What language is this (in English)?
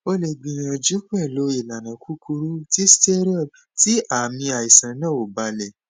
Yoruba